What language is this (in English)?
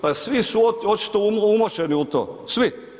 Croatian